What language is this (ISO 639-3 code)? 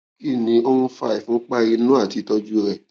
yor